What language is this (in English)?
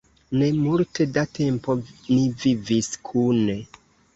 Esperanto